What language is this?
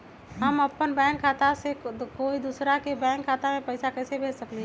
Magahi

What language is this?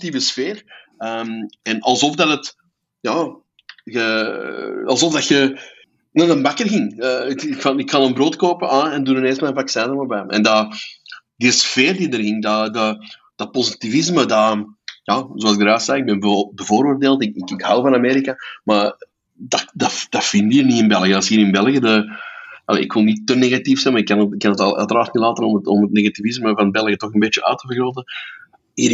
Dutch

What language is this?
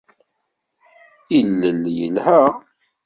Kabyle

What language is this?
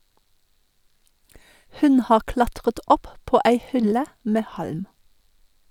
Norwegian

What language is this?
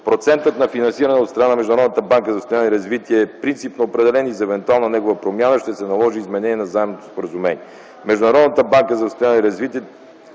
Bulgarian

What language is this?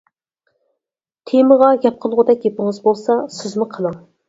Uyghur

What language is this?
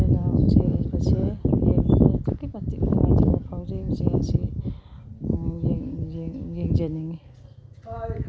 Manipuri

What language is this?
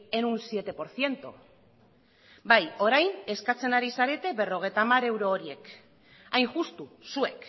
Basque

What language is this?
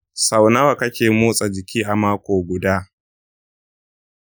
Hausa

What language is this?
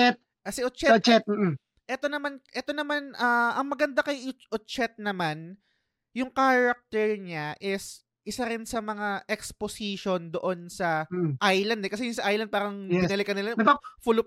Filipino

